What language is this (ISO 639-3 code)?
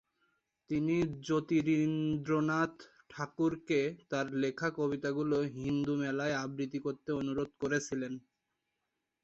ben